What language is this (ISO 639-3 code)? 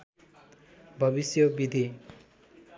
nep